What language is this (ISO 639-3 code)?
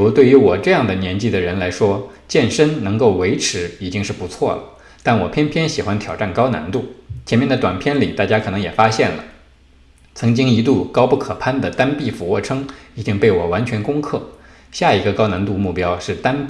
zho